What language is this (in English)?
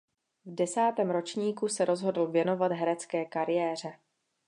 Czech